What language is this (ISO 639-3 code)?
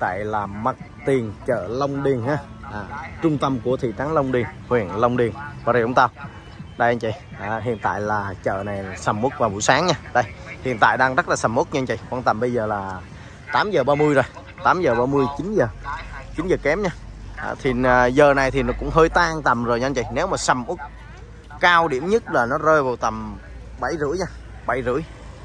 vie